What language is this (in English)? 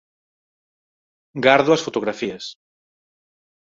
Galician